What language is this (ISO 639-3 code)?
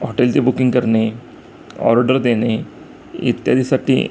mar